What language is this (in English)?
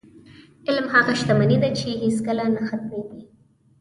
Pashto